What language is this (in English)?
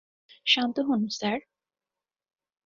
Bangla